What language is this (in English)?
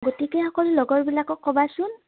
Assamese